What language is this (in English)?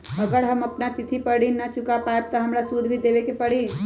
Magahi